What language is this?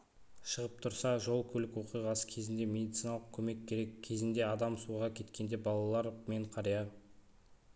Kazakh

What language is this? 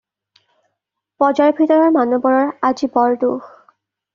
Assamese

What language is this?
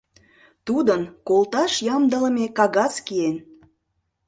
Mari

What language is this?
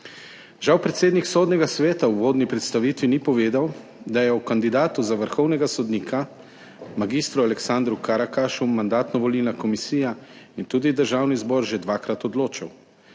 Slovenian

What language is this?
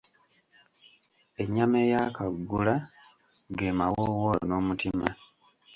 Ganda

